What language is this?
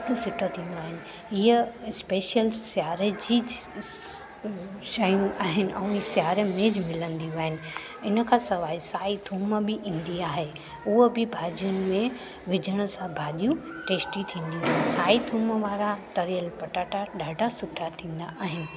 Sindhi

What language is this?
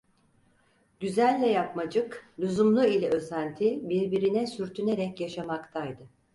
Turkish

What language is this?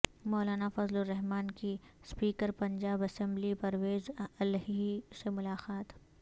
Urdu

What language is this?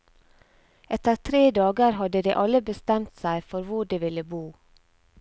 Norwegian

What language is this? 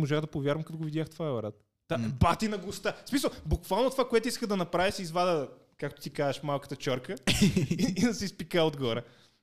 Bulgarian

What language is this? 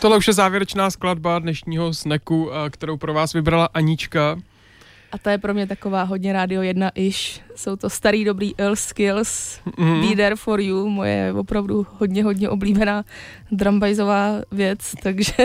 Czech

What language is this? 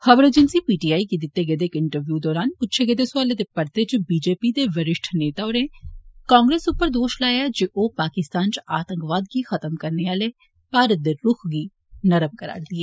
Dogri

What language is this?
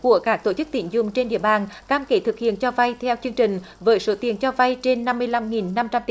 Vietnamese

